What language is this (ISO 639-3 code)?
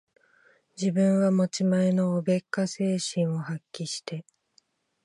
jpn